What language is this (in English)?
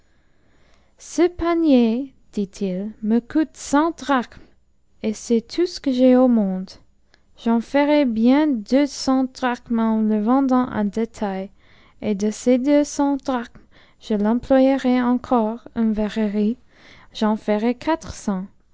French